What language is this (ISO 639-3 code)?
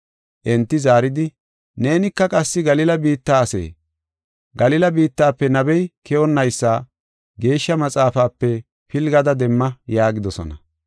gof